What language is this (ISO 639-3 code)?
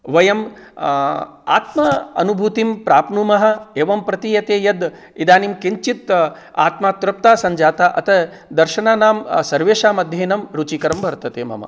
san